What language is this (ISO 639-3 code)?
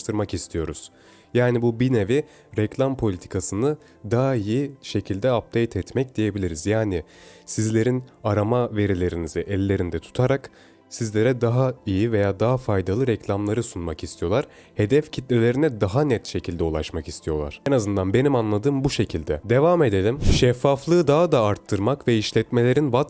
tur